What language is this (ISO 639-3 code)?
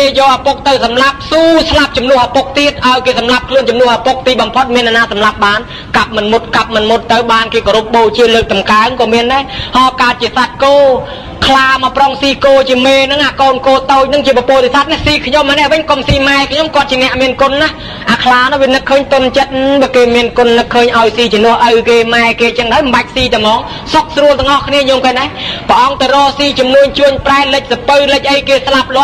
tha